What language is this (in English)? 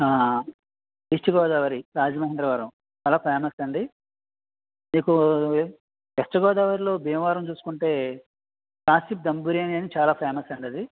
Telugu